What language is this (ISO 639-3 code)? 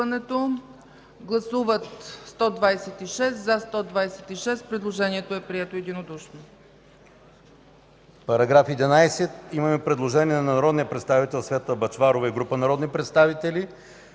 bul